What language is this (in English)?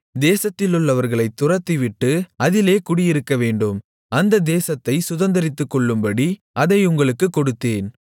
Tamil